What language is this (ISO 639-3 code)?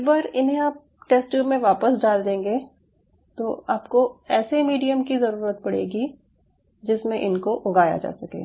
hin